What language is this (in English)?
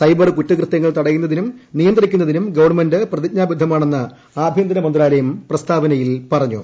Malayalam